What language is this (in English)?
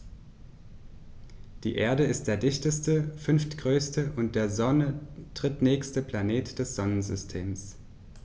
German